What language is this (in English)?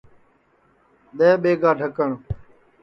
Sansi